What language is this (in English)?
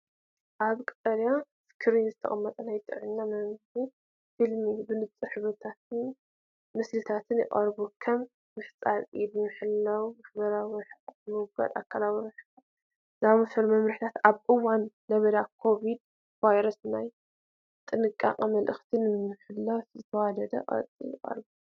Tigrinya